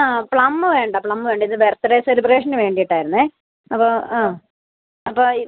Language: Malayalam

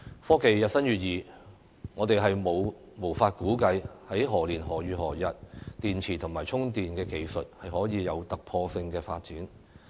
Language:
Cantonese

